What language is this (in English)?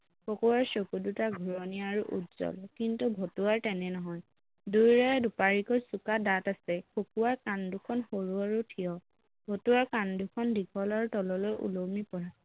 Assamese